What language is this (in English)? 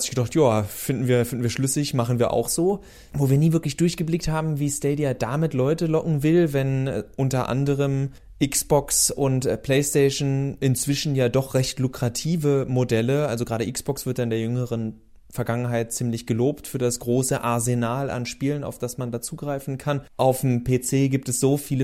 German